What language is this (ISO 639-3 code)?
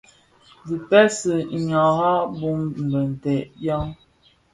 ksf